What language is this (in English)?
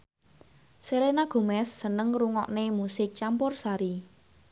Javanese